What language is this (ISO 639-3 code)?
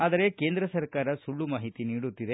kan